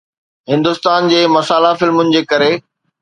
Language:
Sindhi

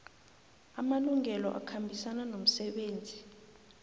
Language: South Ndebele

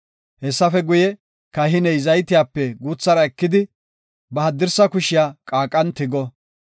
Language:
Gofa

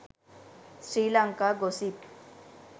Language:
Sinhala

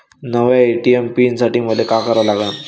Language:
Marathi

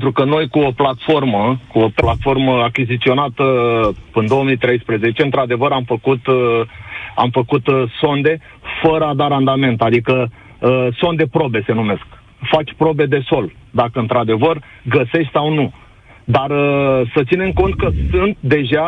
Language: Romanian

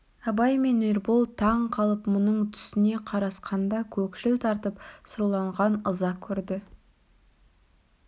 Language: Kazakh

